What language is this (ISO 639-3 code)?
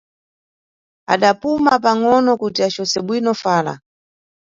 nyu